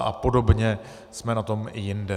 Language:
Czech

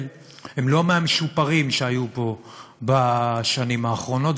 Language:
Hebrew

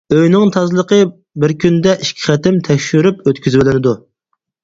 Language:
Uyghur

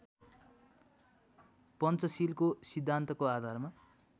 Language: Nepali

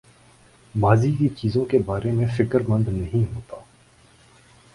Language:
Urdu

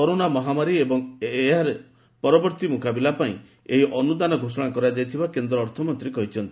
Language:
Odia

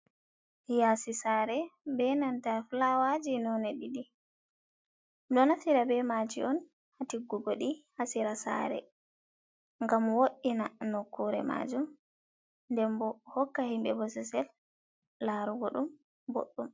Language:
Fula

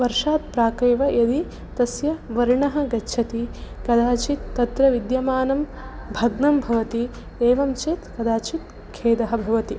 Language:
Sanskrit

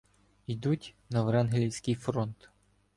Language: Ukrainian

